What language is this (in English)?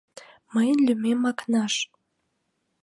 Mari